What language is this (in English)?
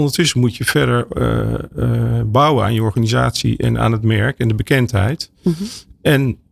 Dutch